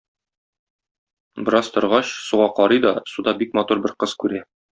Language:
Tatar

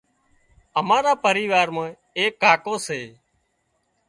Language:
Wadiyara Koli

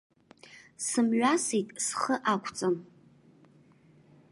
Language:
Abkhazian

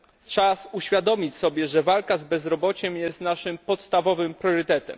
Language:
Polish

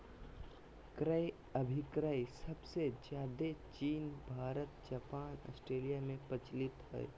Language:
Magahi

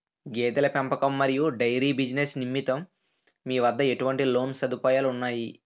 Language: Telugu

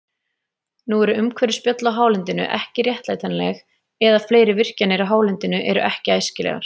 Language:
Icelandic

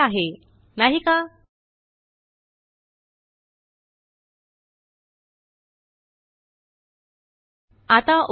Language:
Marathi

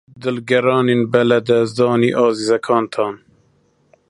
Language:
Central Kurdish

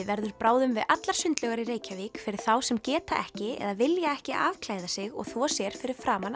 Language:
Icelandic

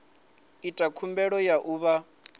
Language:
Venda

